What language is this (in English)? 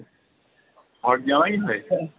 Bangla